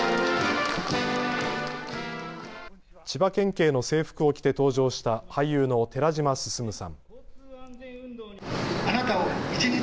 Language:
Japanese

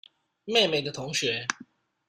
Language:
Chinese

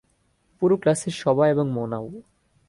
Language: Bangla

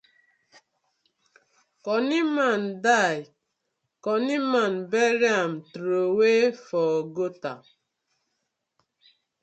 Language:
Nigerian Pidgin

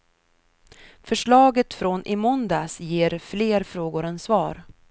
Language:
Swedish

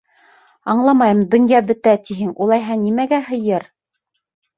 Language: Bashkir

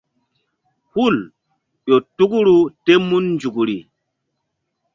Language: Mbum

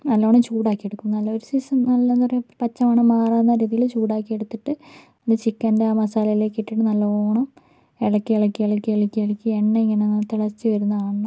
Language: Malayalam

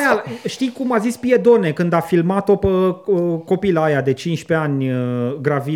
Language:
Romanian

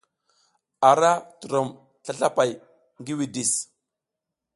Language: South Giziga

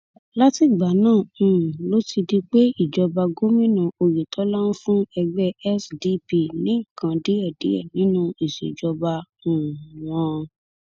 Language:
Yoruba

